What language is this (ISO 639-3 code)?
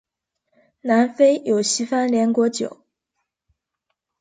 zho